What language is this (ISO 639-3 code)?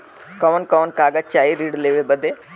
bho